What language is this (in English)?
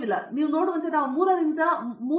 Kannada